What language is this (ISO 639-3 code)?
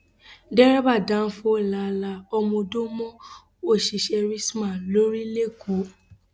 yor